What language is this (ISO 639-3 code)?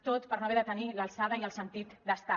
cat